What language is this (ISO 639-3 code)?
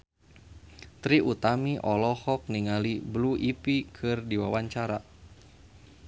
sun